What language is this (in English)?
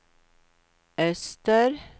Swedish